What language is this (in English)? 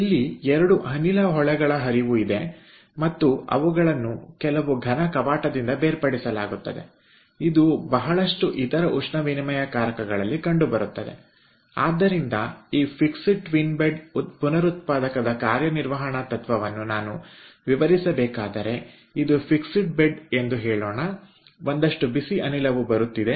Kannada